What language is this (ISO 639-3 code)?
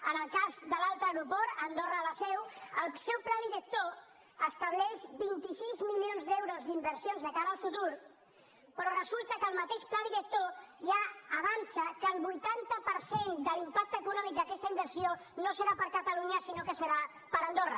cat